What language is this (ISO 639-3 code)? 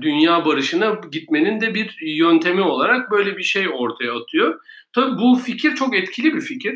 tur